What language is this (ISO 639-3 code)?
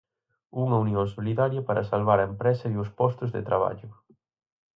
glg